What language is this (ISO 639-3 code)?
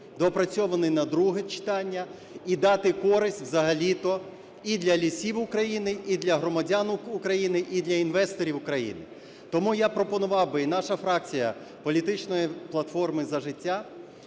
ukr